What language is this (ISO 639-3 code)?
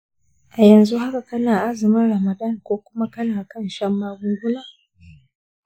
hau